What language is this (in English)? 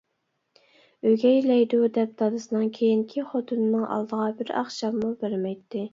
Uyghur